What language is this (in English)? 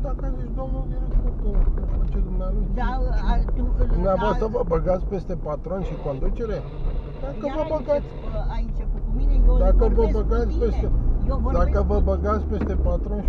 Romanian